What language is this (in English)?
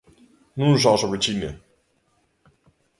Galician